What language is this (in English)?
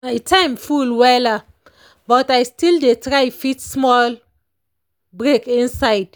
Nigerian Pidgin